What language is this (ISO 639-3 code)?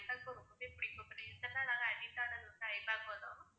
tam